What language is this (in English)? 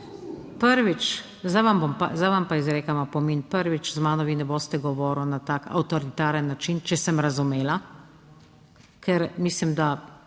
Slovenian